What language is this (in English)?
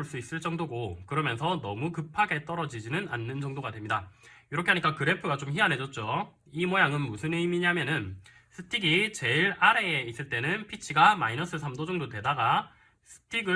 Korean